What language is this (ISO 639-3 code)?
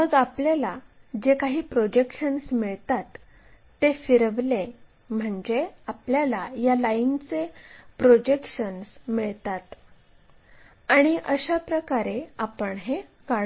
mar